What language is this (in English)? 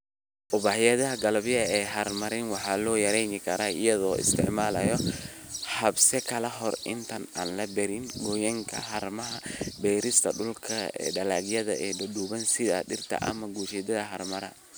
Somali